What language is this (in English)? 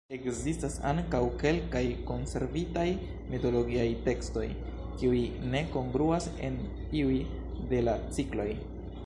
Esperanto